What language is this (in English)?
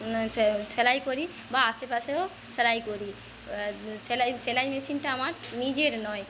Bangla